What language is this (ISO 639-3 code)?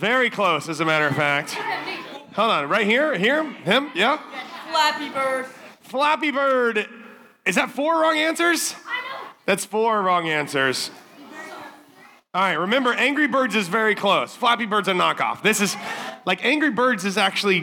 eng